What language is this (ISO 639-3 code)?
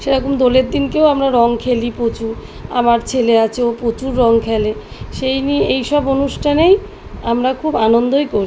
ben